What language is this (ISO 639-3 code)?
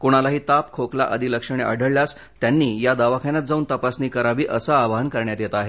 mar